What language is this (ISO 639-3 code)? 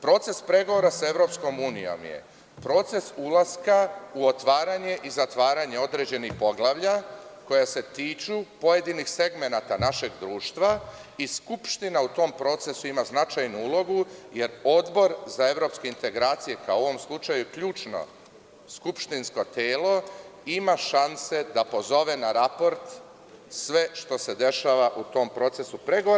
srp